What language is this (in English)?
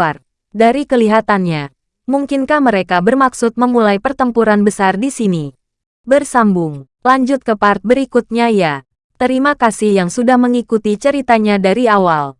Indonesian